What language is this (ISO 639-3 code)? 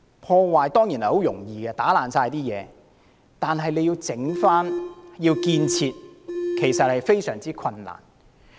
yue